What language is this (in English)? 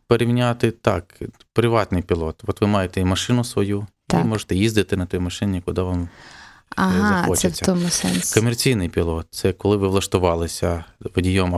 Ukrainian